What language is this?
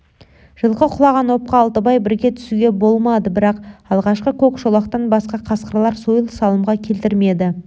Kazakh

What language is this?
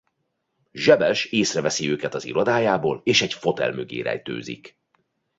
Hungarian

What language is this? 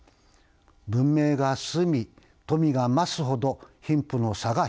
Japanese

